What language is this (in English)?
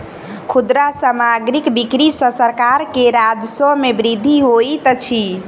Maithili